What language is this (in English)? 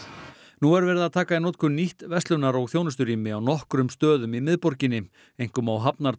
Icelandic